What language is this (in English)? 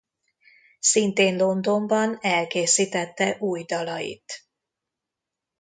Hungarian